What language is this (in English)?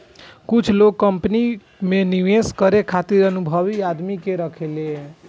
Bhojpuri